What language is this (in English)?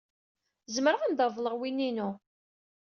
Kabyle